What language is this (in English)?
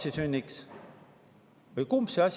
Estonian